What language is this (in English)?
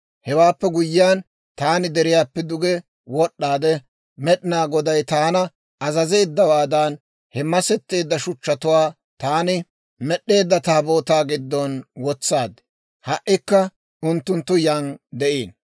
Dawro